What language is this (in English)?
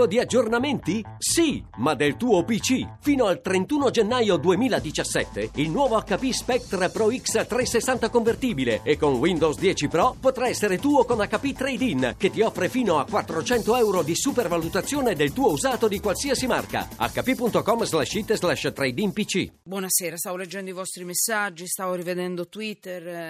Italian